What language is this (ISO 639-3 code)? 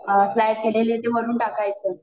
mar